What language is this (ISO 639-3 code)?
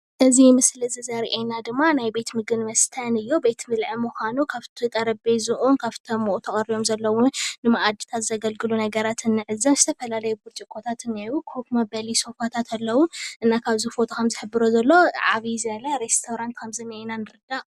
tir